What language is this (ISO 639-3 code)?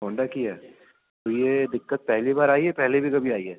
urd